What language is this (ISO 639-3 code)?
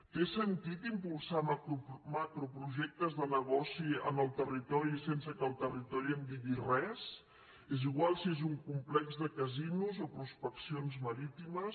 cat